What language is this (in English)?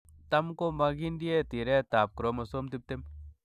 Kalenjin